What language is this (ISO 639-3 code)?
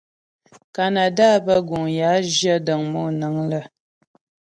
bbj